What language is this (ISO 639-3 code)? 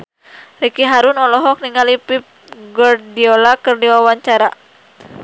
sun